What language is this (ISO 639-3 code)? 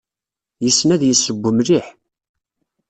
kab